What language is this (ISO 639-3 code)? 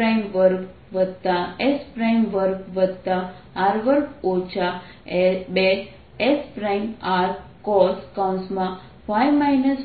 guj